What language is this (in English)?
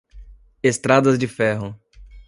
Portuguese